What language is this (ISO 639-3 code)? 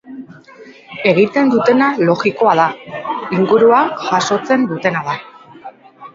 eus